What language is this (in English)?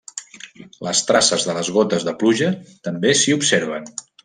Catalan